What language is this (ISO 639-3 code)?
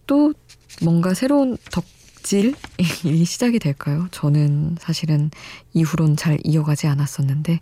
kor